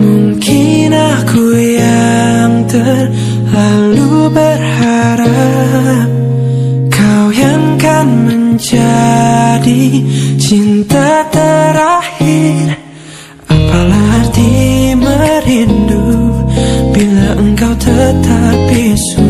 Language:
Indonesian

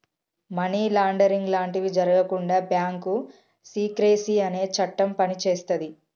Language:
Telugu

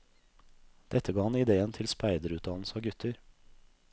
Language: Norwegian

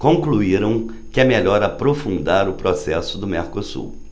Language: Portuguese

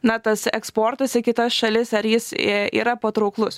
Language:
Lithuanian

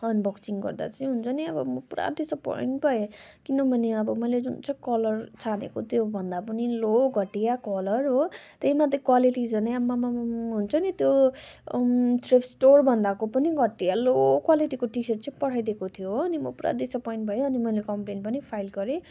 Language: Nepali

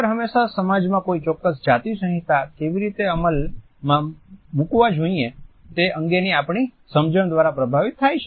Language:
Gujarati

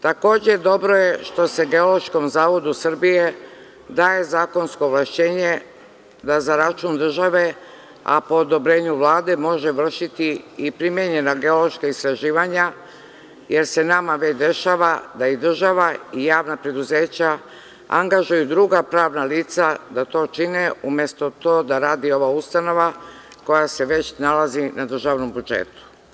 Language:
Serbian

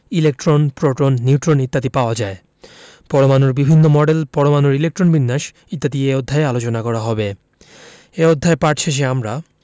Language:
Bangla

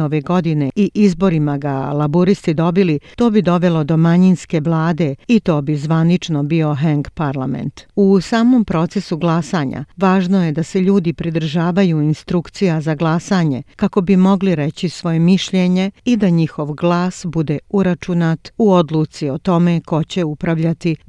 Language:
Croatian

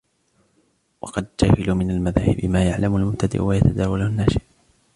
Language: Arabic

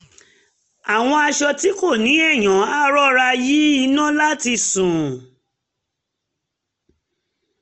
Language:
Yoruba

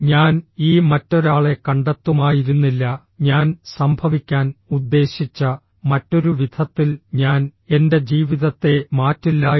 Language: Malayalam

